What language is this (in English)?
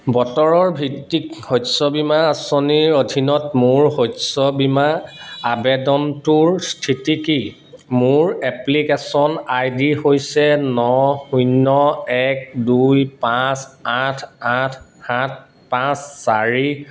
Assamese